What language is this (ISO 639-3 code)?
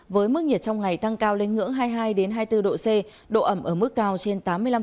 vie